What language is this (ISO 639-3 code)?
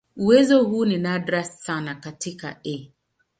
swa